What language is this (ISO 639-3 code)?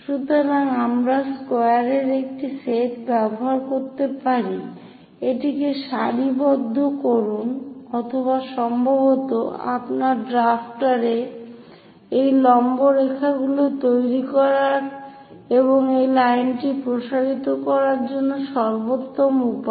ben